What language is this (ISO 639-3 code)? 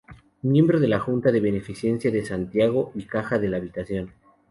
spa